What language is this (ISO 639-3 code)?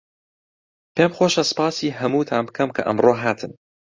ckb